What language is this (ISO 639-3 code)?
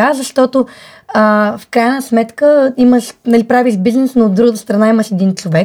bul